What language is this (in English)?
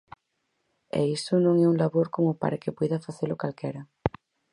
Galician